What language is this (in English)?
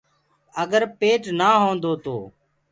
Gurgula